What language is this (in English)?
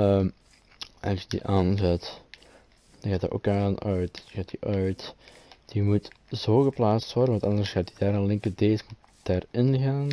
Dutch